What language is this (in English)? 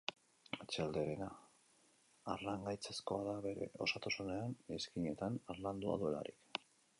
Basque